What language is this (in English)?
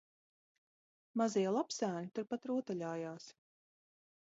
Latvian